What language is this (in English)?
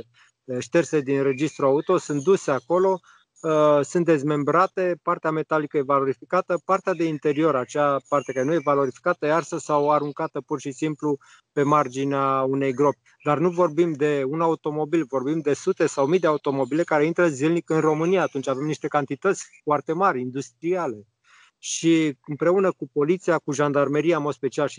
Romanian